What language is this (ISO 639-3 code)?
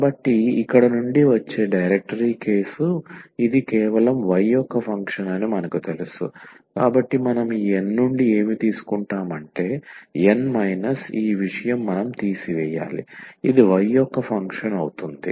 tel